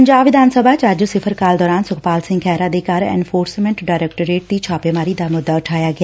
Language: Punjabi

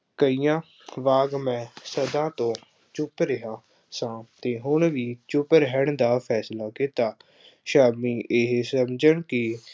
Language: Punjabi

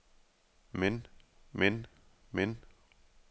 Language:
Danish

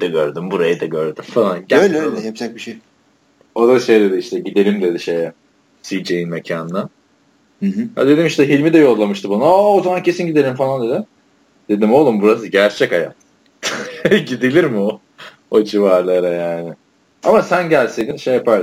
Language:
Turkish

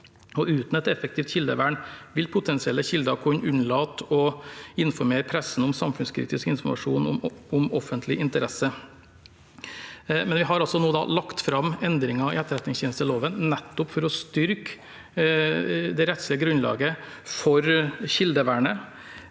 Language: Norwegian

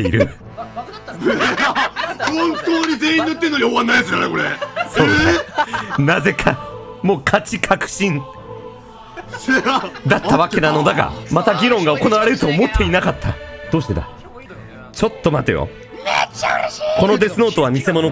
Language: Japanese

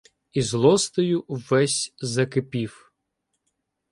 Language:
Ukrainian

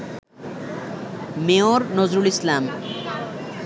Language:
Bangla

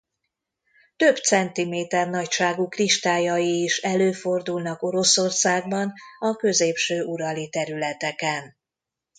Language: Hungarian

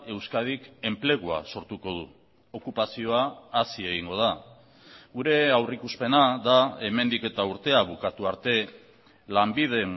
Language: Basque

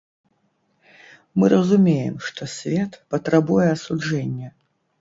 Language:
Belarusian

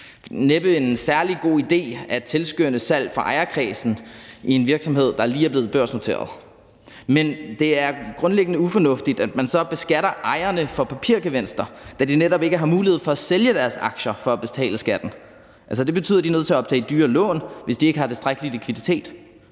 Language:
Danish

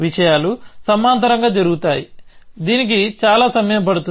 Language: Telugu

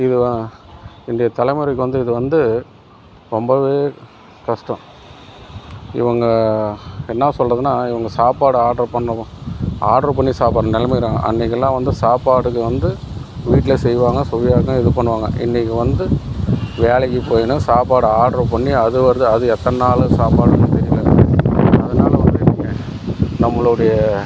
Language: Tamil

